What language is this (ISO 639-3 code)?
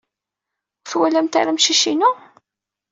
kab